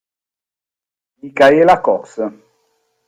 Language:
Italian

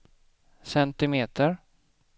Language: Swedish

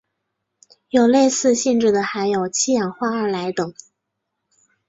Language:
Chinese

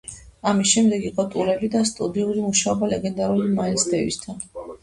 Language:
Georgian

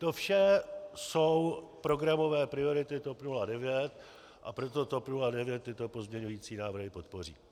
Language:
Czech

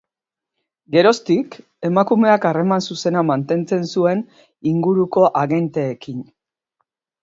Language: Basque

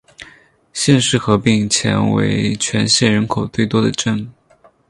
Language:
Chinese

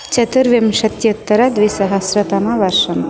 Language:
Sanskrit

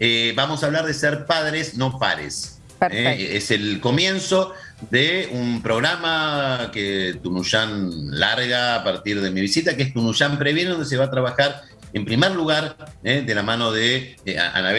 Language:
Spanish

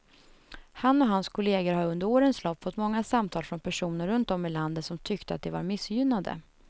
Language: Swedish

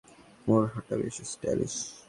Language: Bangla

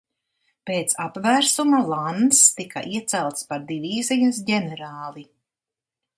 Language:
Latvian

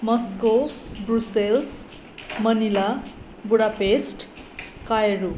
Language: Nepali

